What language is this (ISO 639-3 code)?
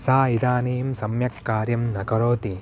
san